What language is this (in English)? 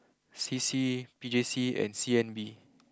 English